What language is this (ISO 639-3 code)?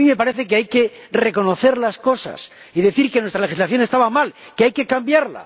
spa